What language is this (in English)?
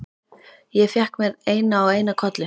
Icelandic